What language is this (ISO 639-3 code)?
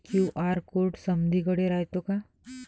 mar